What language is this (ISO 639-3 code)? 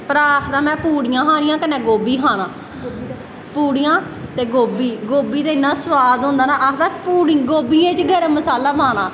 doi